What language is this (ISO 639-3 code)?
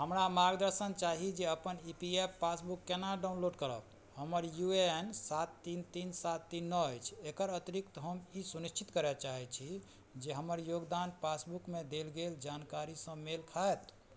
mai